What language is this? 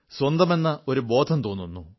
Malayalam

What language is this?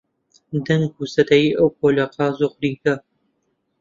Central Kurdish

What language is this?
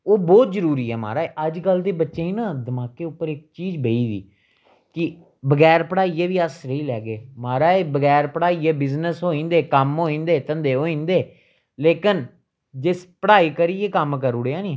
Dogri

